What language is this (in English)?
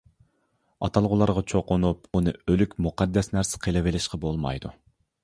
Uyghur